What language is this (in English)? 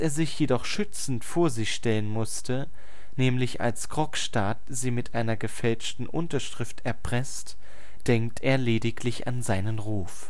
German